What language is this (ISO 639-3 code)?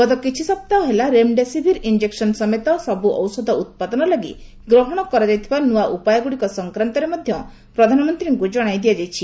ori